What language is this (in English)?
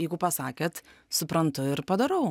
Lithuanian